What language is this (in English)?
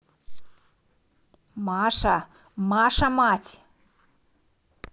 Russian